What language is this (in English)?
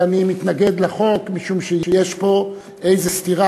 Hebrew